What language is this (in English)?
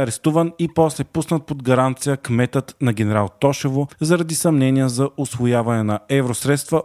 Bulgarian